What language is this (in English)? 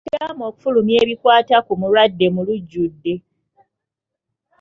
Ganda